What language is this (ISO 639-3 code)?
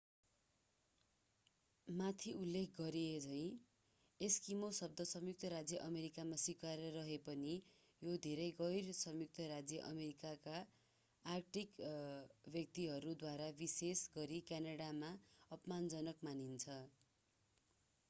nep